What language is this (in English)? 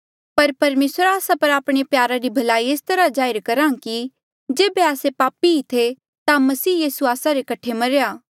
Mandeali